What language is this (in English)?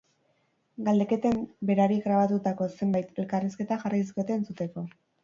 Basque